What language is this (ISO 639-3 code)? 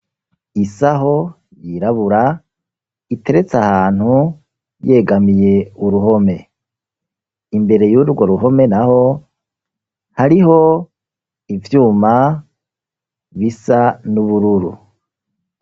run